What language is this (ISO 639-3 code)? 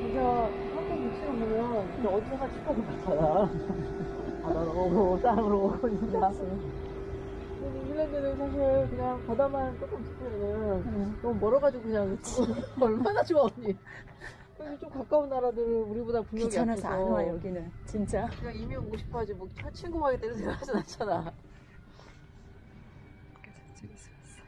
kor